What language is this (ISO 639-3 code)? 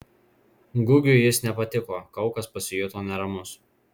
lit